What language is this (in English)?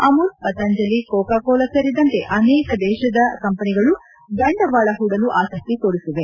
Kannada